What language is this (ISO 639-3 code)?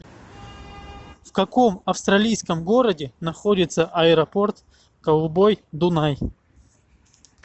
rus